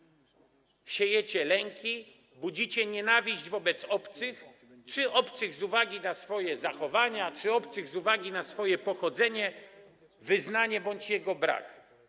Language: Polish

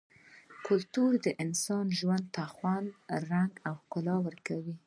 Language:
Pashto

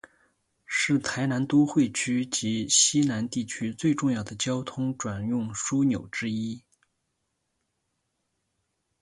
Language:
Chinese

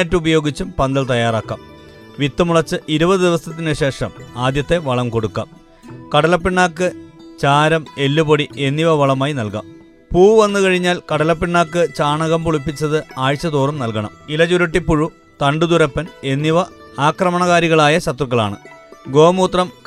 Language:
Malayalam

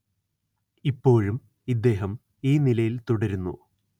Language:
Malayalam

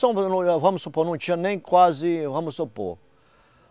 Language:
Portuguese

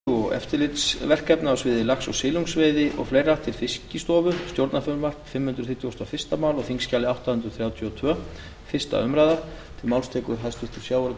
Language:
Icelandic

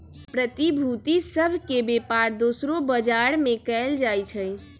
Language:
Magahi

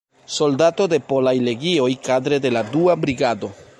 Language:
Esperanto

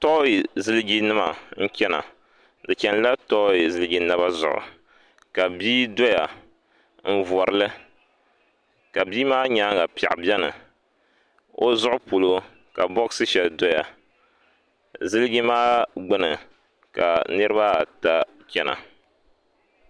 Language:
Dagbani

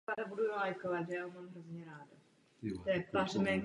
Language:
Czech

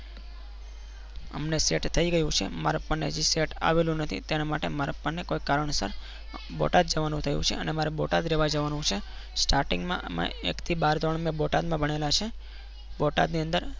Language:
Gujarati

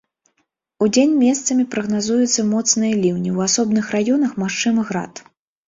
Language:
Belarusian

